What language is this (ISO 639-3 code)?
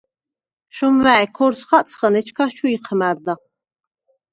sva